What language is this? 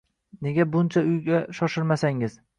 Uzbek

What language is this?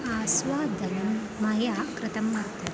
Sanskrit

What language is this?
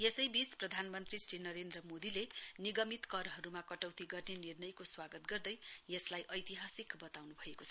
Nepali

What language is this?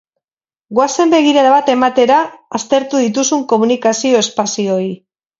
Basque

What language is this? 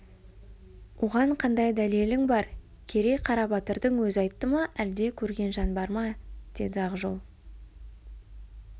Kazakh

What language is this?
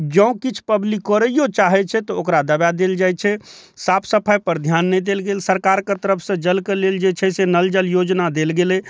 Maithili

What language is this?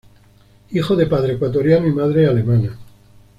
Spanish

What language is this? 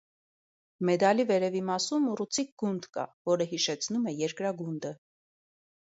Armenian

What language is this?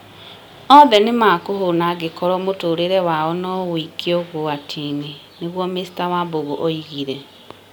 Kikuyu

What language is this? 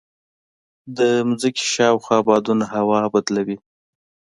Pashto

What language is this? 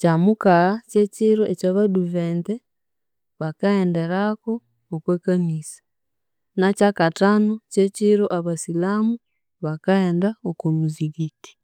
Konzo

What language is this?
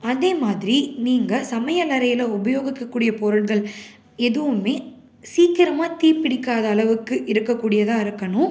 Tamil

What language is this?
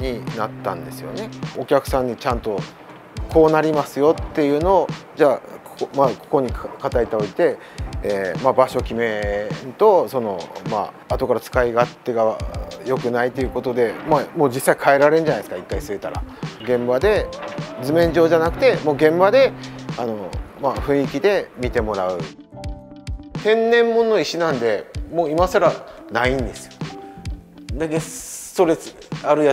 Japanese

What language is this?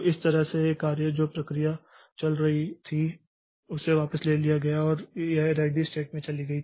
Hindi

